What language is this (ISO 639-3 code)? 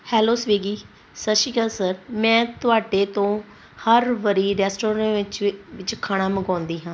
pan